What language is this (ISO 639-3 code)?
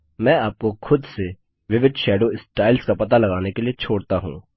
hin